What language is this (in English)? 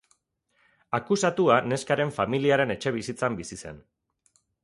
Basque